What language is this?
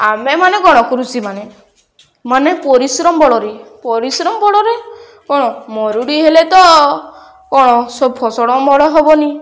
Odia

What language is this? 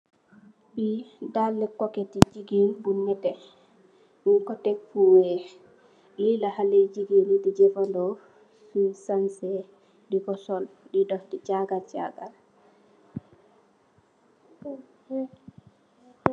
Wolof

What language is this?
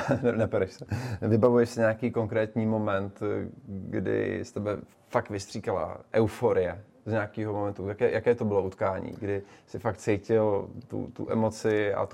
Czech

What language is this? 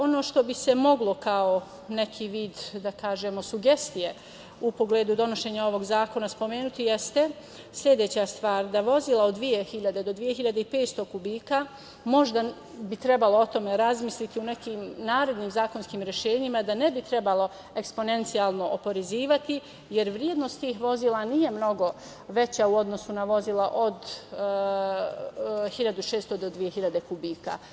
Serbian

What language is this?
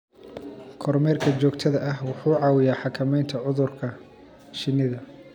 Somali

